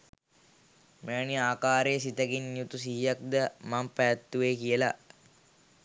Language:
Sinhala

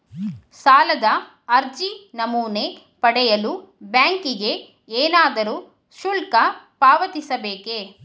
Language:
Kannada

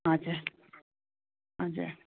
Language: Nepali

